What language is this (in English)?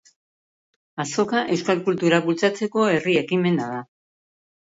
Basque